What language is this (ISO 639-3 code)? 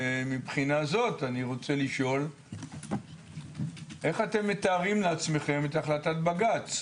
heb